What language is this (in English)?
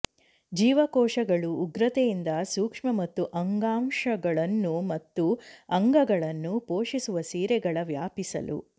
Kannada